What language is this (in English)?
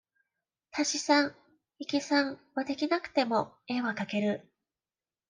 Japanese